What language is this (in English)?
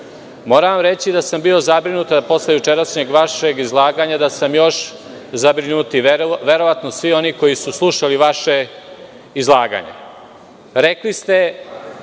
Serbian